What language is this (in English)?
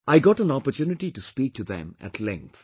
English